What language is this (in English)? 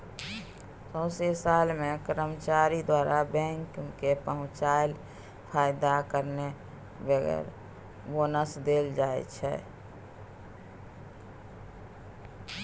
Maithili